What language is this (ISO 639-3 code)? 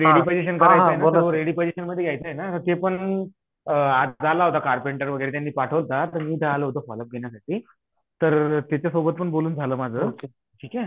mar